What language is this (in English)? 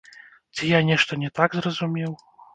Belarusian